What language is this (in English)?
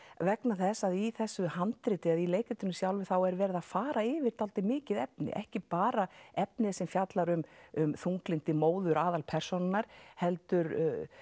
Icelandic